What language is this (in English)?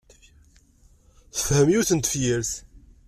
Kabyle